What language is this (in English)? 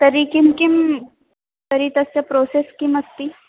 Sanskrit